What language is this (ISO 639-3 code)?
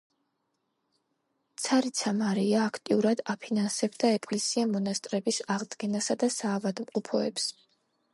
kat